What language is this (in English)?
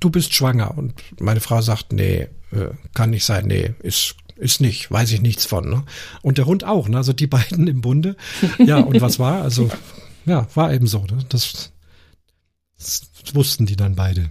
German